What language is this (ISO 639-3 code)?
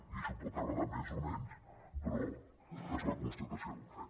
cat